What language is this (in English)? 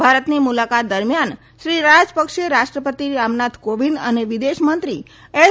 Gujarati